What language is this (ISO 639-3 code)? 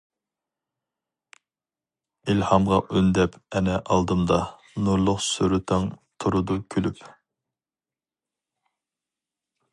uig